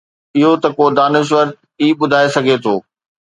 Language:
Sindhi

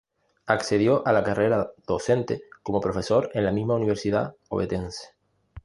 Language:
Spanish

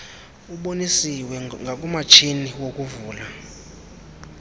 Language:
Xhosa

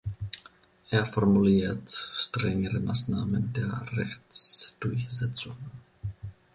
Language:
German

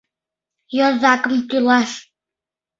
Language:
Mari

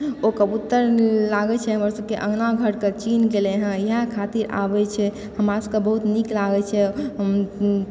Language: Maithili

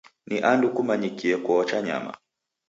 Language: Taita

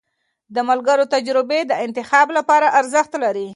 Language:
Pashto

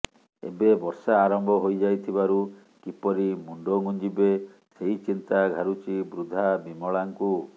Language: Odia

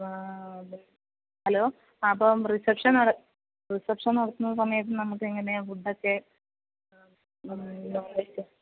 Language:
Malayalam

